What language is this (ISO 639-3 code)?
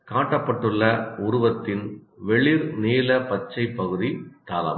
tam